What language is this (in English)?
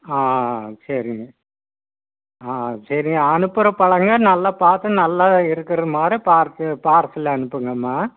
Tamil